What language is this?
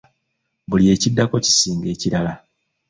Ganda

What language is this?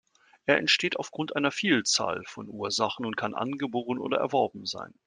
German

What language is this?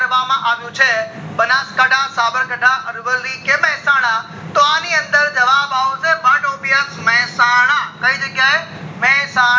Gujarati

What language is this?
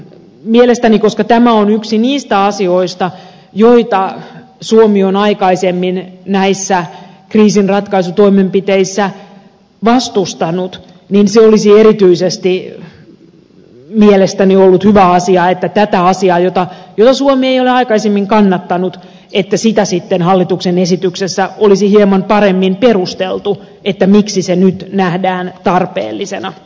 Finnish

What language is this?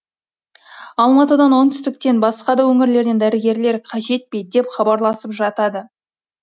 Kazakh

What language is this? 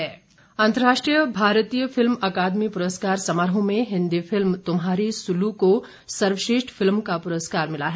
Hindi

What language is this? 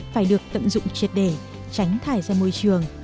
Vietnamese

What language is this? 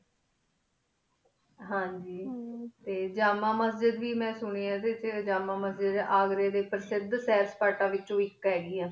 Punjabi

